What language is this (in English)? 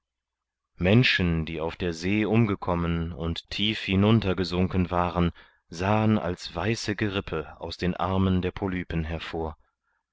German